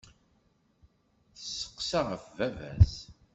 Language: Kabyle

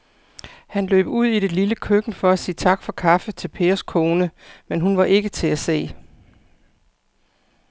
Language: Danish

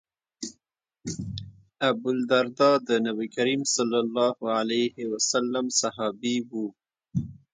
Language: Pashto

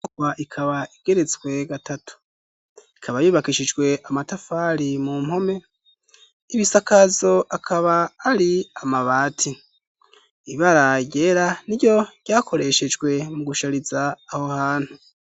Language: Rundi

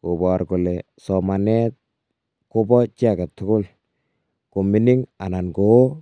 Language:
Kalenjin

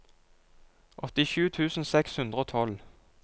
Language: Norwegian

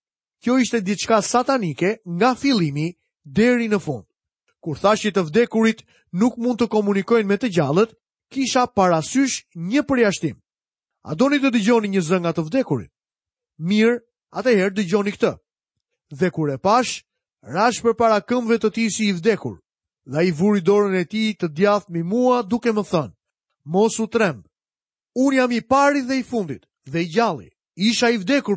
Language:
Malay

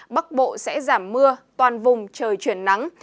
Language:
Vietnamese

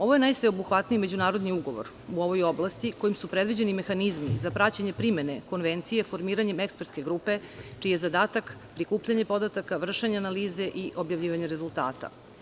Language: Serbian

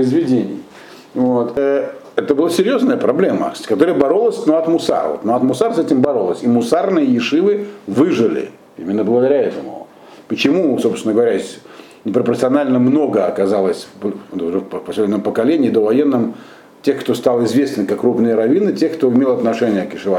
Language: Russian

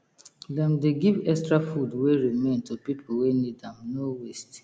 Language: Nigerian Pidgin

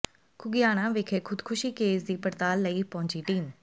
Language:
Punjabi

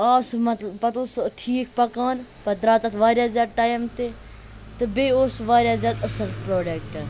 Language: Kashmiri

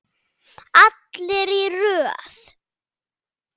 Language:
Icelandic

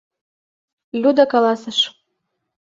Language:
Mari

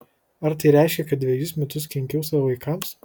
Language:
Lithuanian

